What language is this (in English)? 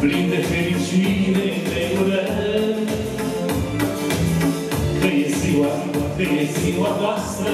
Romanian